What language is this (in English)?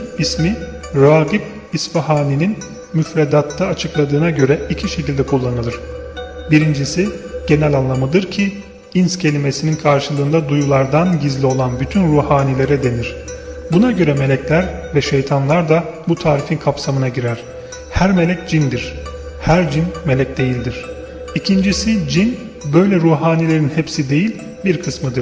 Turkish